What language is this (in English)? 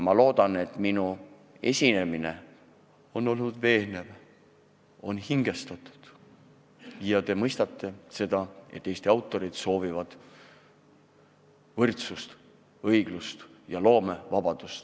Estonian